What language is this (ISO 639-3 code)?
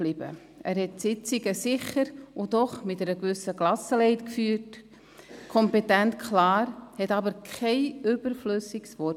gsw